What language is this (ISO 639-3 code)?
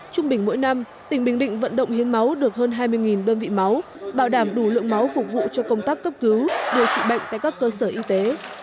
vie